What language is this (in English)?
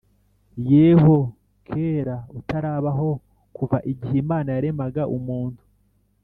Kinyarwanda